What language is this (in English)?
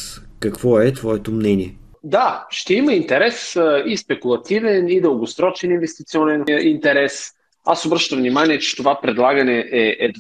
Bulgarian